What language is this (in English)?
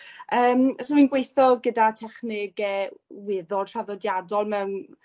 Welsh